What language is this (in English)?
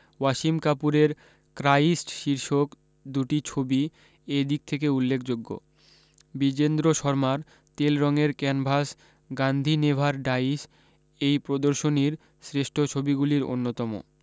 Bangla